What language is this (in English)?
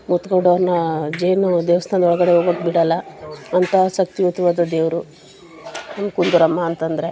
Kannada